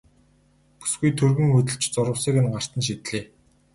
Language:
Mongolian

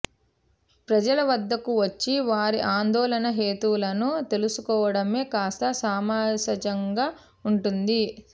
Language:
Telugu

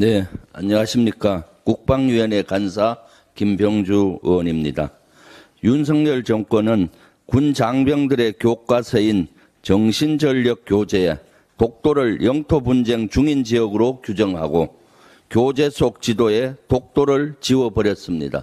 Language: Korean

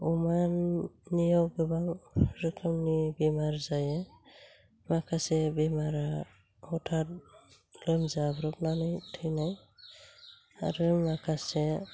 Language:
Bodo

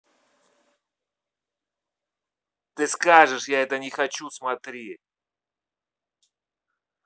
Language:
Russian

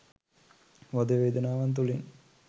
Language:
Sinhala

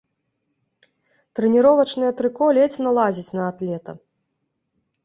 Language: Belarusian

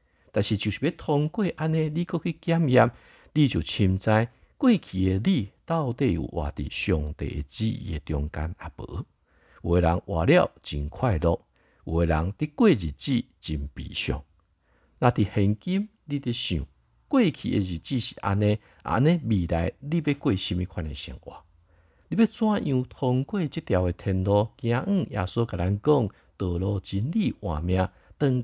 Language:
Chinese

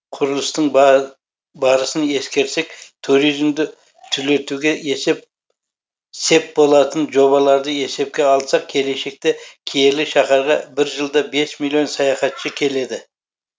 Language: Kazakh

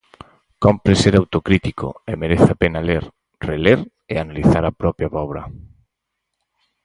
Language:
Galician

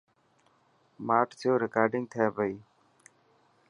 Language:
Dhatki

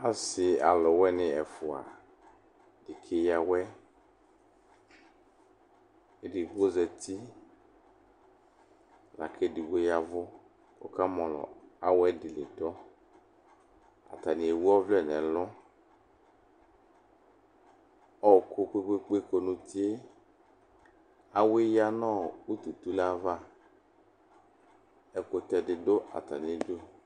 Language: Ikposo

